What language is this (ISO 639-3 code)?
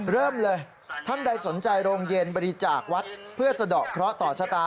tha